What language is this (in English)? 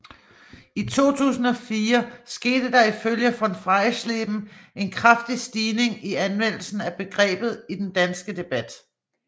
Danish